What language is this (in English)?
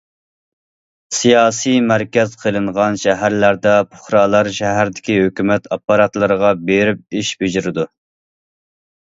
Uyghur